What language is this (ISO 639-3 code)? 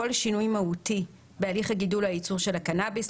heb